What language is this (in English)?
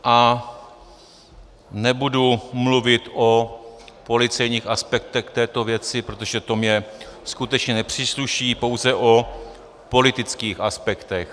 Czech